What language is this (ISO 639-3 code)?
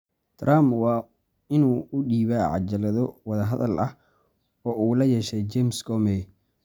som